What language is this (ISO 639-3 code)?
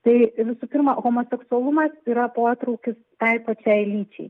lit